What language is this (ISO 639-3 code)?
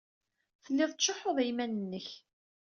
kab